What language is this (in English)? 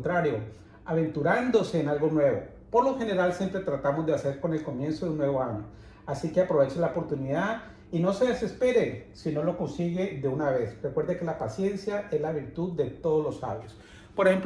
Spanish